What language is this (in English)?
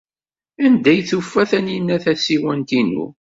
Kabyle